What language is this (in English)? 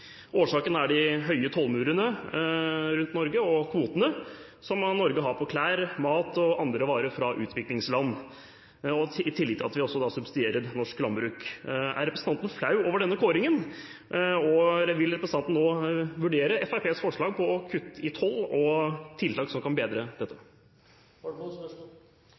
Norwegian Bokmål